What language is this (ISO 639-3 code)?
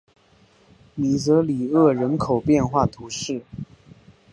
zho